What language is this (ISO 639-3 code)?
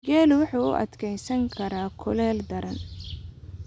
som